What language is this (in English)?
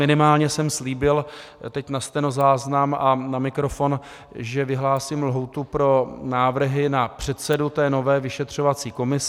Czech